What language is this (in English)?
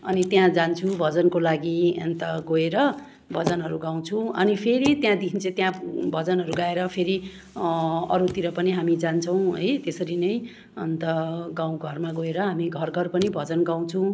Nepali